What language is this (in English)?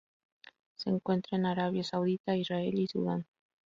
Spanish